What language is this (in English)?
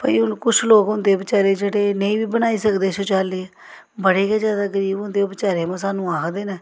Dogri